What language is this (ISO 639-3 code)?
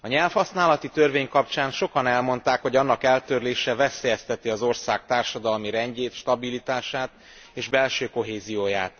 hun